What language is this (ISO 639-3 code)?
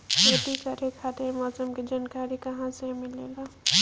bho